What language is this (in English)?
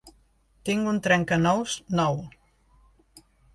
Catalan